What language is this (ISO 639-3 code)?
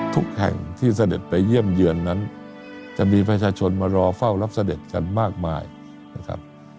tha